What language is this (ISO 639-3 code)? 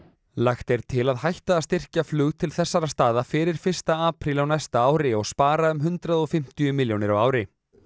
isl